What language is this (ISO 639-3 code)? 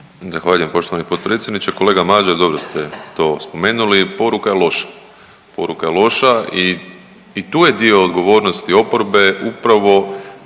hrv